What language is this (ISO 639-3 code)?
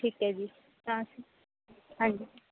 pan